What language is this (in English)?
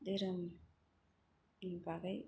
Bodo